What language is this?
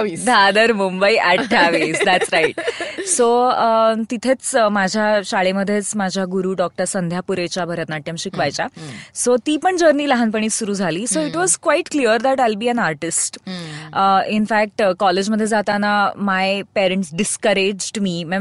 Marathi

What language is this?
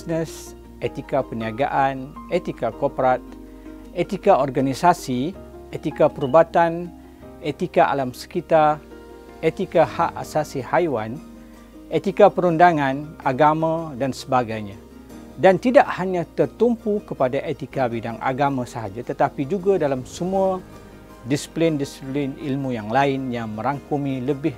Malay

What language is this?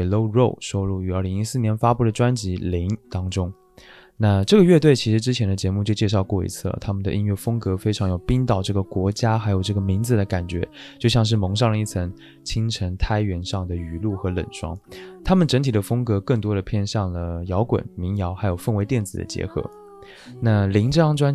Chinese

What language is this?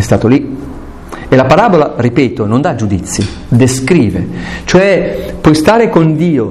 Italian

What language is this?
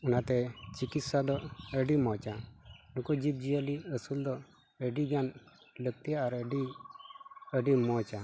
Santali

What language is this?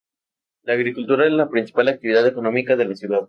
Spanish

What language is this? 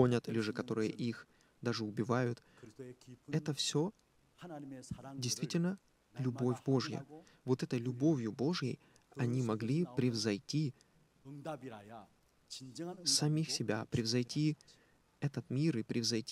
Russian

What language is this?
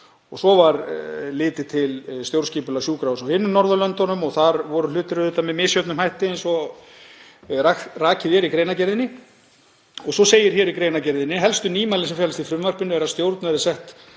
Icelandic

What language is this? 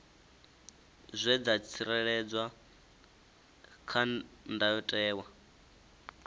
Venda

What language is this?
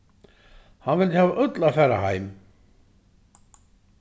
Faroese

